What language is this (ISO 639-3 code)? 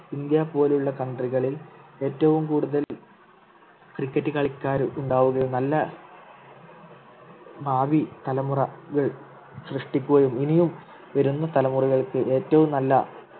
mal